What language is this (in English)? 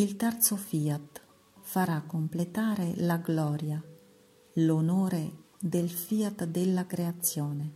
Italian